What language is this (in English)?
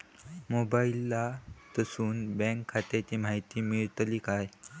Marathi